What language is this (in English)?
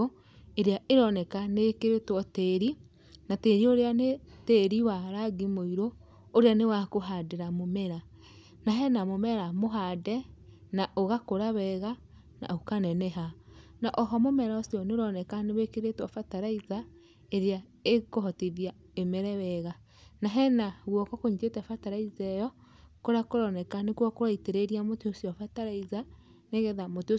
Kikuyu